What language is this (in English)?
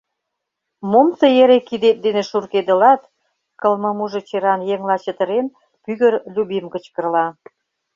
Mari